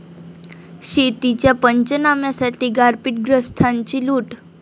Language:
Marathi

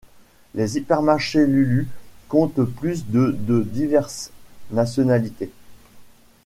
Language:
French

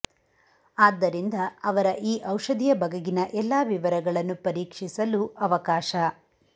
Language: Kannada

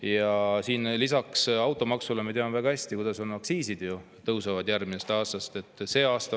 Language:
Estonian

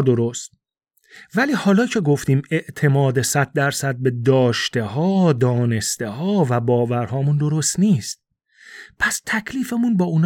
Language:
Persian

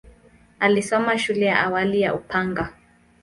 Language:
Swahili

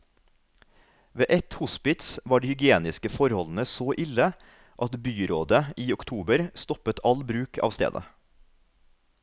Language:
Norwegian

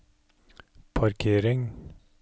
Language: Norwegian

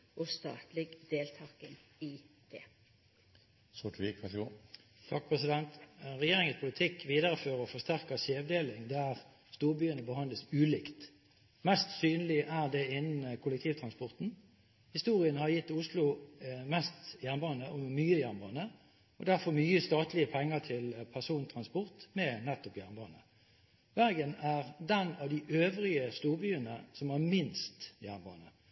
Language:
Norwegian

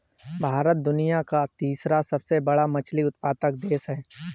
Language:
Hindi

